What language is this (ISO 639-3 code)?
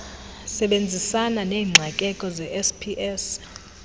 xho